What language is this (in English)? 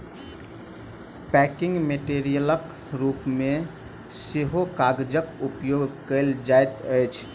Maithili